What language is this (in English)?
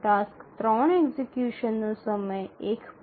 Gujarati